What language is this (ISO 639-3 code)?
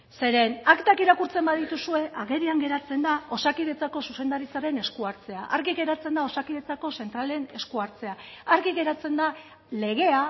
eus